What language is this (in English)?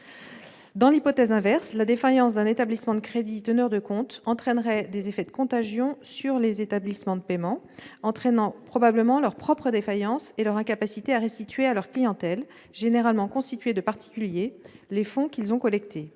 French